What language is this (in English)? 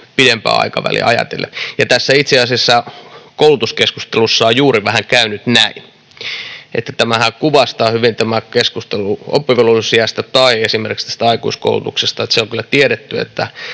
Finnish